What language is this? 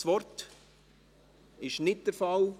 Swiss German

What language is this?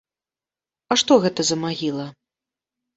Belarusian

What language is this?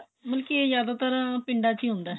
Punjabi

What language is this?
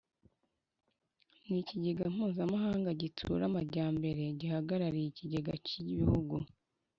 Kinyarwanda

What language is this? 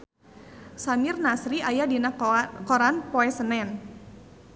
Sundanese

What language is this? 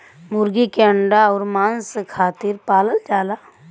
Bhojpuri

